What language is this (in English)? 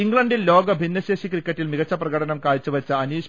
Malayalam